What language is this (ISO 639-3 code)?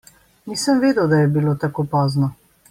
slv